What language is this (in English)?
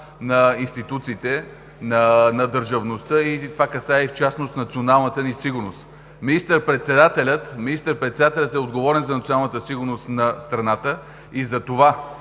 Bulgarian